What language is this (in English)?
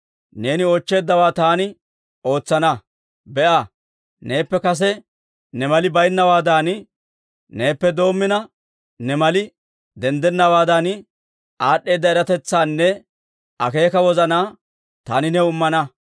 Dawro